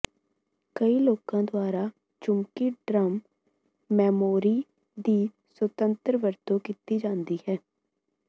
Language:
Punjabi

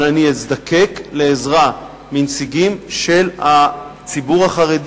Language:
Hebrew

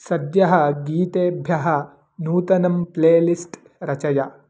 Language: Sanskrit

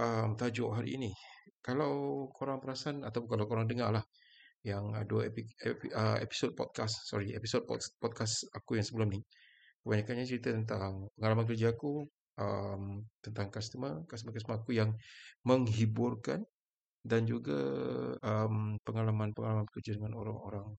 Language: Malay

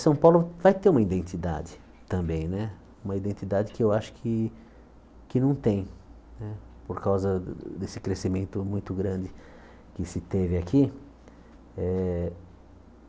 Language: Portuguese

